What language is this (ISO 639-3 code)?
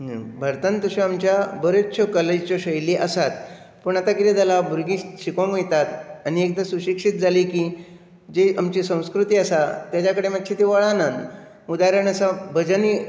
kok